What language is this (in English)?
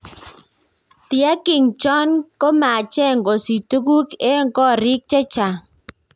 Kalenjin